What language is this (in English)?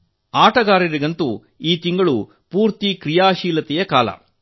Kannada